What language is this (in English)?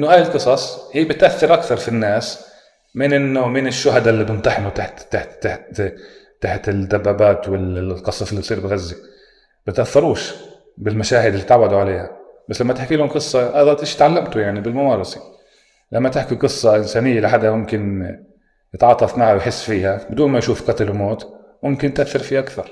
Arabic